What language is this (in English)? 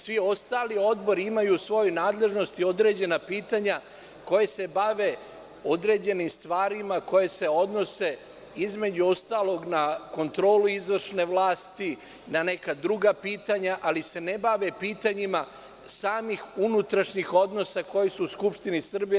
Serbian